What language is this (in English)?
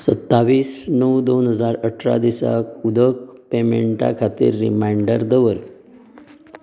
Konkani